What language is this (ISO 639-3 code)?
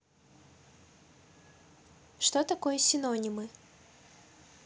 rus